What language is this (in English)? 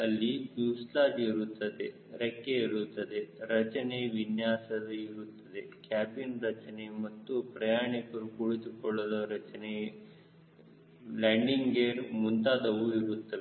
Kannada